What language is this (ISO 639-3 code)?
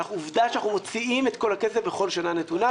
heb